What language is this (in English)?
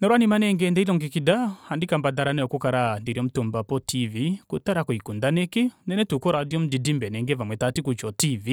Kuanyama